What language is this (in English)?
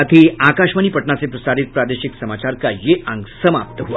Hindi